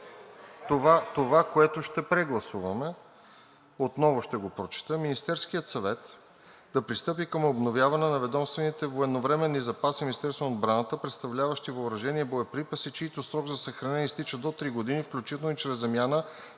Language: Bulgarian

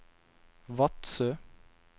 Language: Norwegian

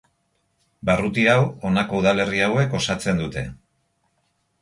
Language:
Basque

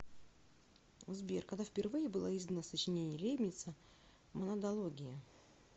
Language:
Russian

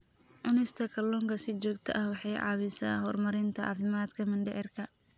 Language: Somali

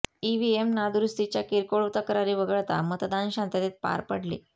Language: Marathi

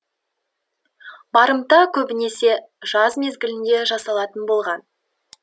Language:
Kazakh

